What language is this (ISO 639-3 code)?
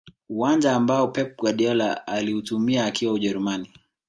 swa